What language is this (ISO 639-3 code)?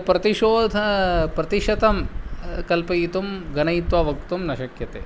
san